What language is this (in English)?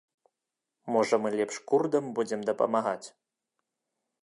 Belarusian